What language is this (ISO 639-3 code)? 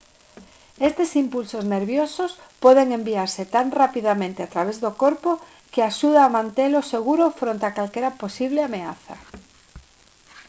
glg